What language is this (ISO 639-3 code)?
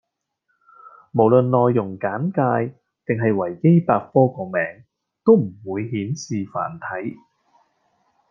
yue